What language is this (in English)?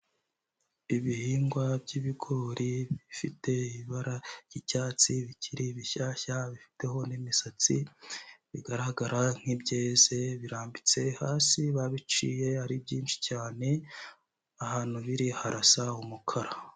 Kinyarwanda